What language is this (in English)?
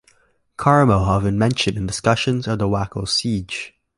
English